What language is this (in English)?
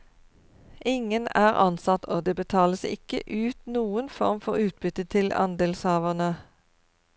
Norwegian